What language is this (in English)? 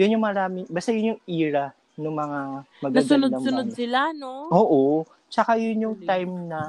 Filipino